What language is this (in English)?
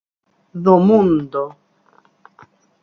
Galician